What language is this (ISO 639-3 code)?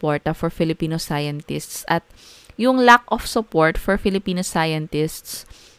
fil